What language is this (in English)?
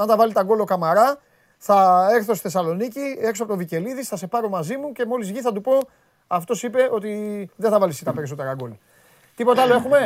Greek